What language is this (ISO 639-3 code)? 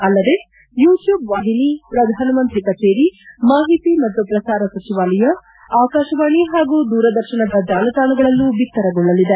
kan